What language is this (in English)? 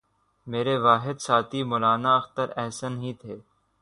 Urdu